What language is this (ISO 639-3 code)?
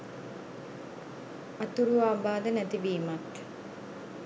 sin